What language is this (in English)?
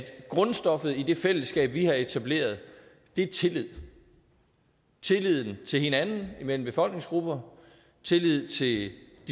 Danish